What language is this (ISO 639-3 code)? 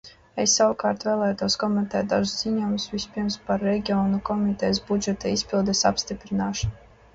lav